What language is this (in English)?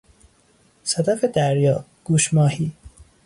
Persian